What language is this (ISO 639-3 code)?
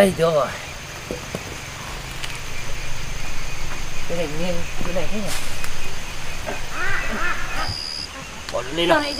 vie